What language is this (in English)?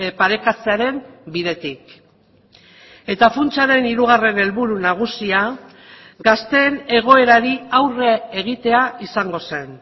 Basque